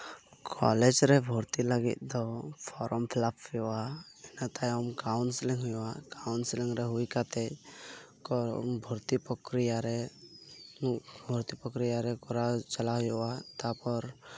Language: Santali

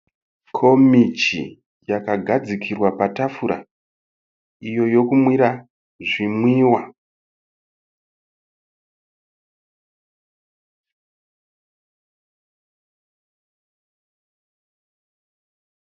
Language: Shona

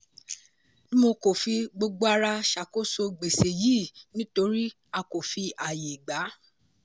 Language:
Yoruba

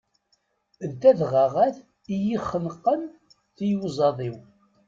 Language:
Kabyle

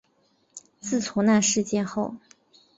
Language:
Chinese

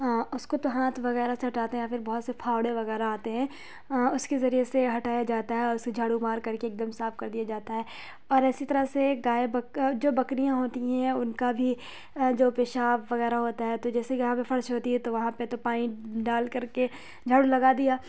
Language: Urdu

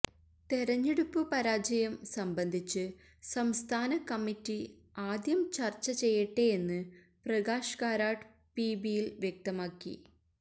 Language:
Malayalam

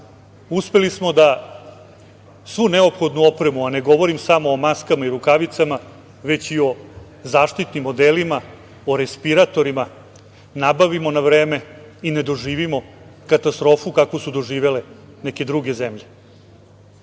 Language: Serbian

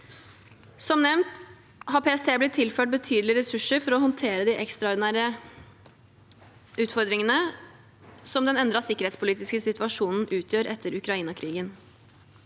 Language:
Norwegian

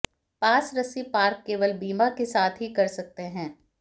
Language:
Hindi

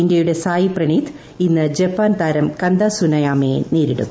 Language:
Malayalam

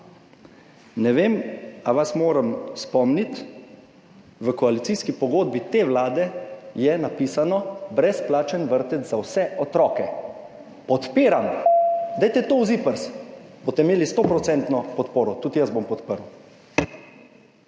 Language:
Slovenian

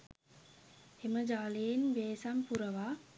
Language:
Sinhala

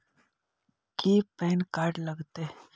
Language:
Magahi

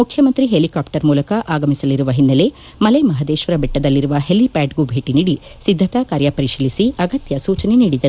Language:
Kannada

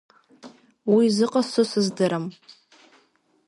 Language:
Abkhazian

